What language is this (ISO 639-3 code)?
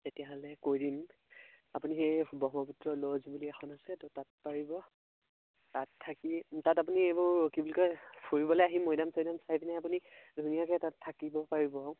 asm